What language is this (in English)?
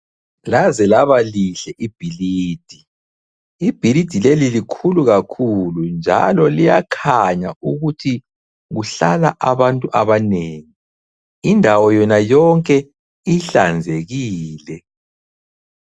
North Ndebele